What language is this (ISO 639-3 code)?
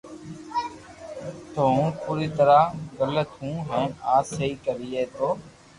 lrk